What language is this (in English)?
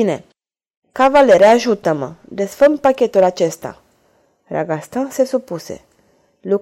Romanian